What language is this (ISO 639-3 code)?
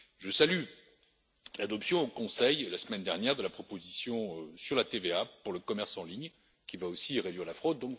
fra